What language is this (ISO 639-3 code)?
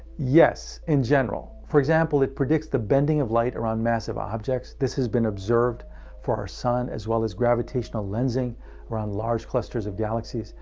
eng